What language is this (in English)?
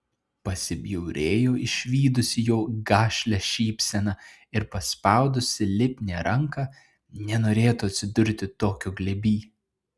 Lithuanian